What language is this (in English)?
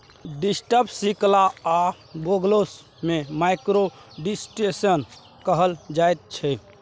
Maithili